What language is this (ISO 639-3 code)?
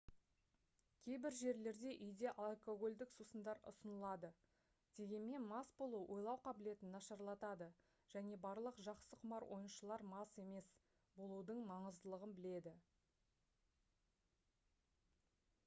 kaz